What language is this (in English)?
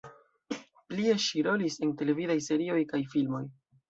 Esperanto